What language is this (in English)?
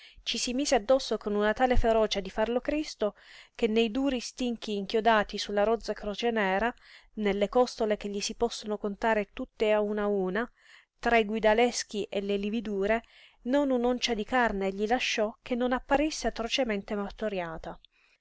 Italian